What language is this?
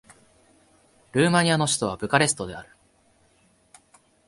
Japanese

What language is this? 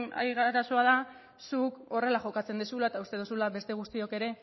Basque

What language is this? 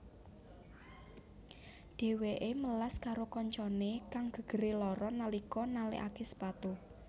Javanese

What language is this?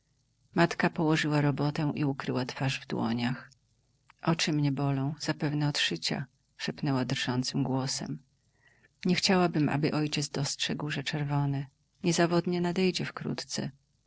Polish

